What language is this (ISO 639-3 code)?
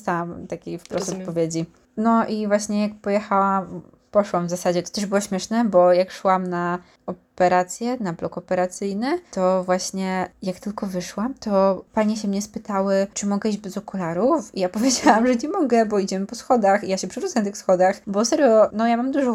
pol